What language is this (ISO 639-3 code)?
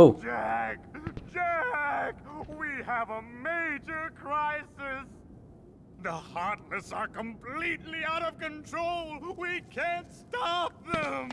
deu